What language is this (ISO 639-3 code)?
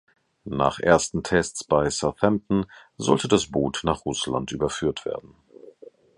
deu